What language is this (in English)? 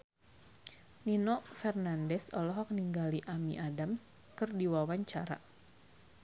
Sundanese